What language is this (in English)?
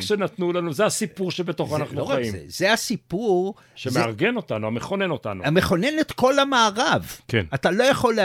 Hebrew